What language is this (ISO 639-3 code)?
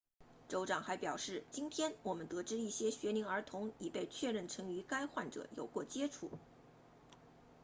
zho